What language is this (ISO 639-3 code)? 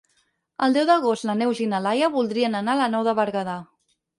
cat